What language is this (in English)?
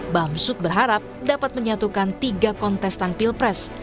Indonesian